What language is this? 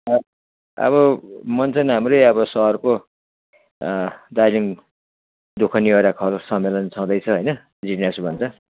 Nepali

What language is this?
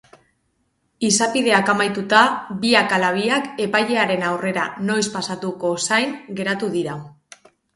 Basque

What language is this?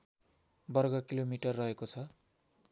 Nepali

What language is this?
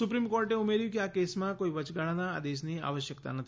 Gujarati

